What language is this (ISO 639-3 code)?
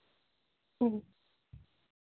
sat